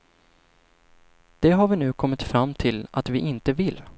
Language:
Swedish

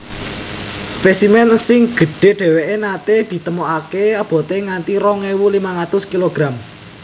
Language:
Javanese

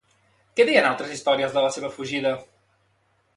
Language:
Catalan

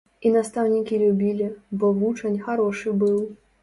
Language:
Belarusian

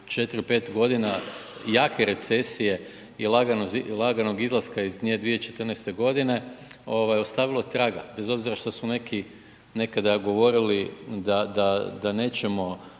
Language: Croatian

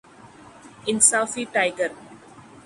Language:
Urdu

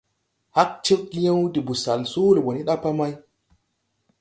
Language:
Tupuri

